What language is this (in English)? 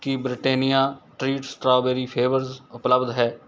Punjabi